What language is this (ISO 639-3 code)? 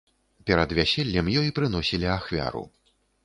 bel